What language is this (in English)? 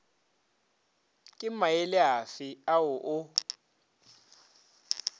Northern Sotho